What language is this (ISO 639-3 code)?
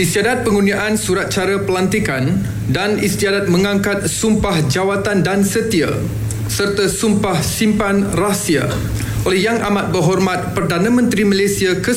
msa